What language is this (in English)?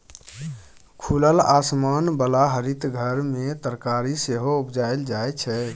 Maithili